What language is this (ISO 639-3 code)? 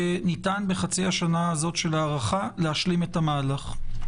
heb